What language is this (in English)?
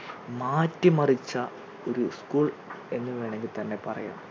Malayalam